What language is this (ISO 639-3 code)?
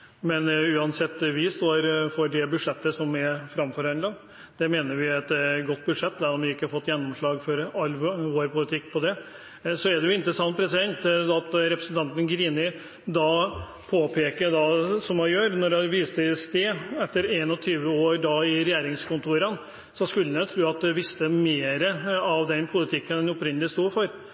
nob